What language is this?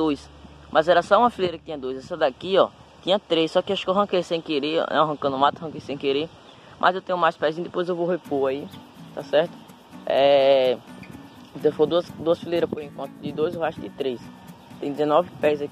Portuguese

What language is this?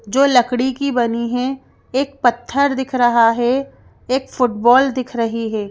Hindi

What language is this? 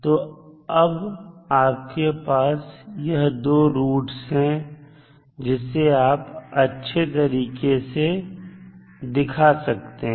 Hindi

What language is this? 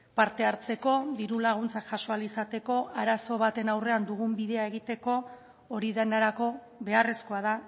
Basque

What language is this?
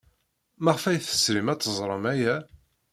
Kabyle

